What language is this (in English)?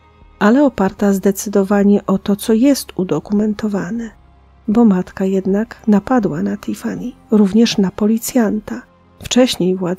Polish